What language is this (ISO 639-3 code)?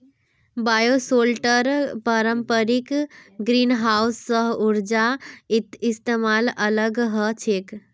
mag